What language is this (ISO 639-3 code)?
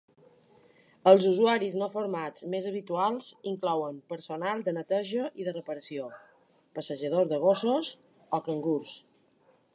cat